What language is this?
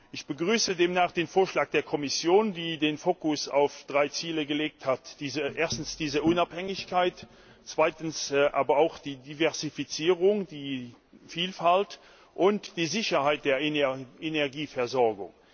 German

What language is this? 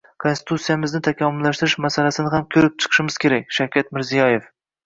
Uzbek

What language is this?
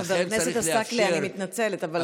Hebrew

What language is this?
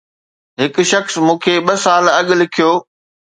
Sindhi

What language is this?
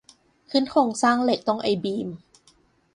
Thai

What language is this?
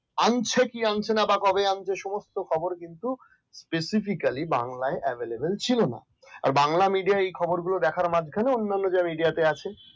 Bangla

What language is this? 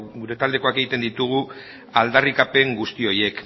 Basque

